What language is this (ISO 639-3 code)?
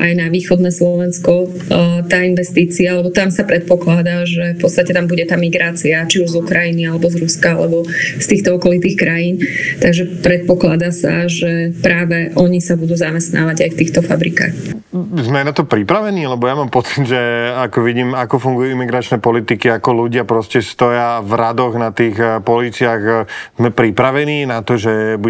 slk